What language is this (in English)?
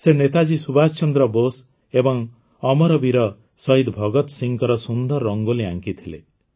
Odia